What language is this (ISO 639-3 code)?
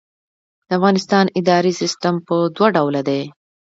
pus